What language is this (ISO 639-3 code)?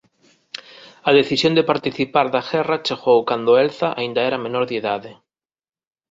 glg